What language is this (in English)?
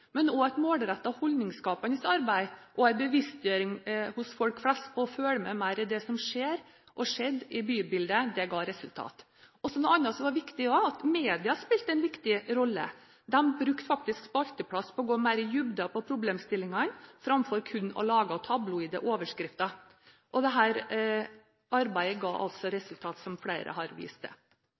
Norwegian Bokmål